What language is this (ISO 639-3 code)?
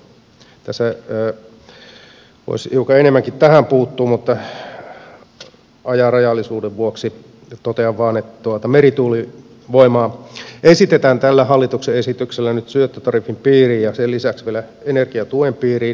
fin